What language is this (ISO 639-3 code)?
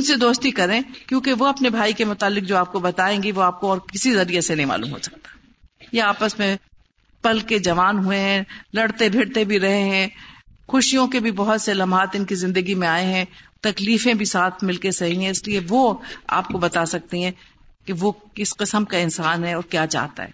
urd